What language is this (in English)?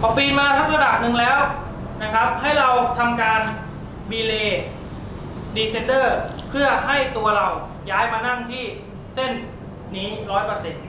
Thai